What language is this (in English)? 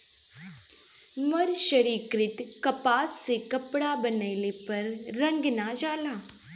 Bhojpuri